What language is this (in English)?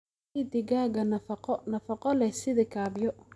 Somali